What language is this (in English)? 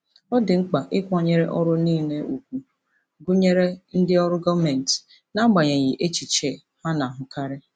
Igbo